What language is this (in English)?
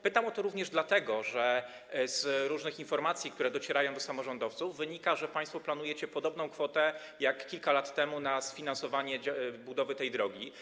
Polish